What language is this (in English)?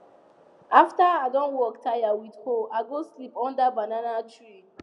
Nigerian Pidgin